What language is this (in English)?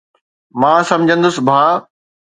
Sindhi